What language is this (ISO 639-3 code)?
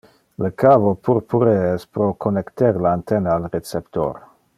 ina